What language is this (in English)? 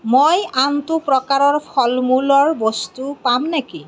Assamese